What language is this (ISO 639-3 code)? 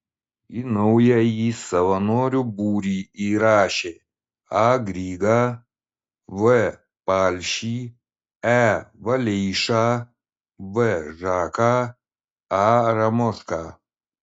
lit